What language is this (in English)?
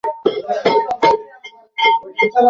Bangla